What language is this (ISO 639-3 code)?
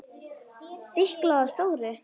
isl